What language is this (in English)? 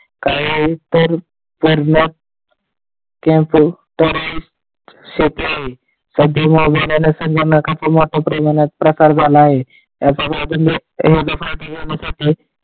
Marathi